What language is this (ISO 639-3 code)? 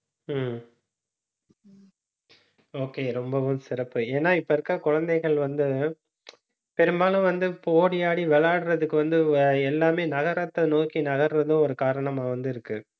tam